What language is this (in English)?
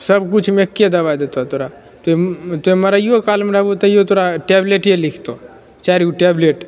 Maithili